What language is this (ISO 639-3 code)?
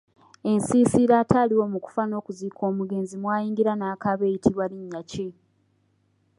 lug